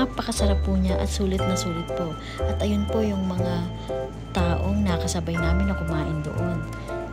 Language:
Filipino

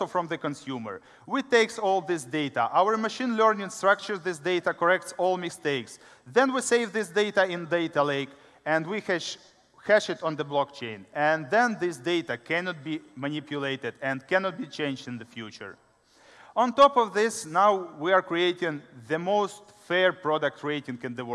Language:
English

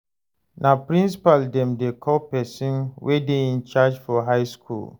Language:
Nigerian Pidgin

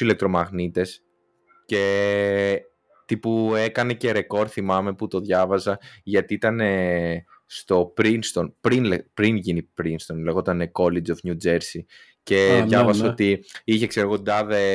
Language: Greek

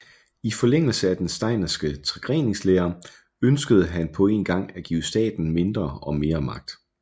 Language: Danish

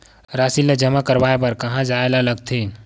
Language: Chhattisgarhi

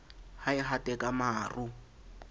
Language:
Southern Sotho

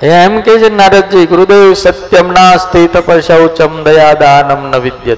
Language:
Gujarati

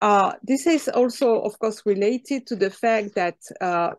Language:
Hebrew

